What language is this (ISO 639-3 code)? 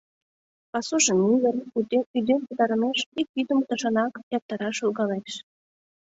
chm